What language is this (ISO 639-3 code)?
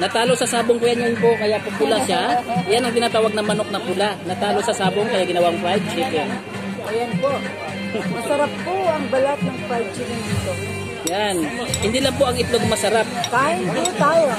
fil